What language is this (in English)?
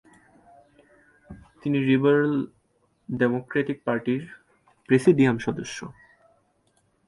Bangla